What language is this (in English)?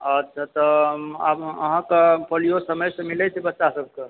Maithili